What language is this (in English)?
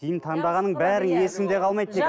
Kazakh